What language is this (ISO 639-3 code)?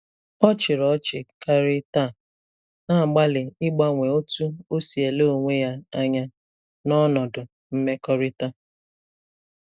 ibo